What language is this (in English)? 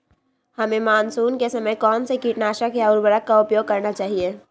Magahi